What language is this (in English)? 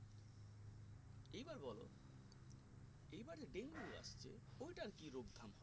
Bangla